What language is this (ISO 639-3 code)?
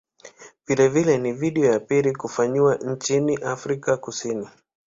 swa